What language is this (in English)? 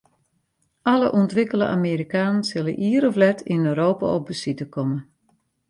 Western Frisian